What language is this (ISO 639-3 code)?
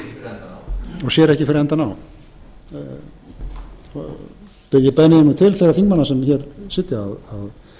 isl